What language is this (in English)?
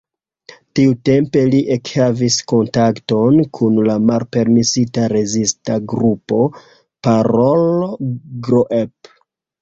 Esperanto